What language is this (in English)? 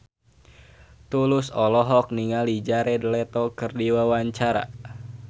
Sundanese